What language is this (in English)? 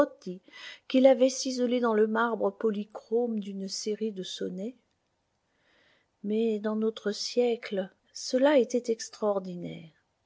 French